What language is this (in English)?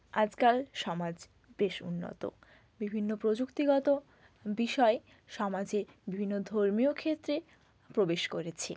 Bangla